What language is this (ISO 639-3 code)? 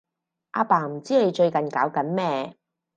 yue